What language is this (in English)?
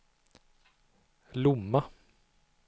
Swedish